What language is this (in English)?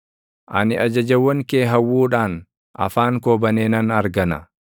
Oromo